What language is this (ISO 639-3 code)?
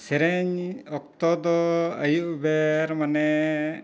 sat